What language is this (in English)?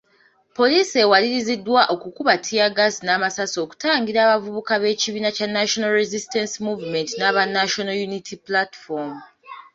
Ganda